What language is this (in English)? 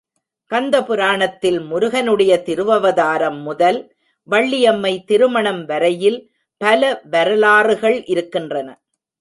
Tamil